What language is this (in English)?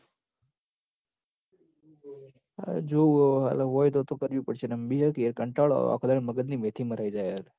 Gujarati